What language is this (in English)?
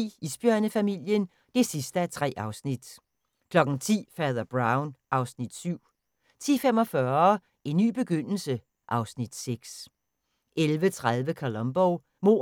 Danish